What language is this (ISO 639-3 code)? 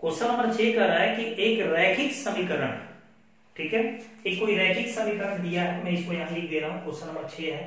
hin